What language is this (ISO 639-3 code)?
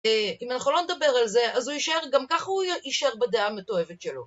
heb